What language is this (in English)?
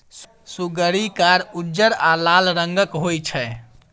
Maithili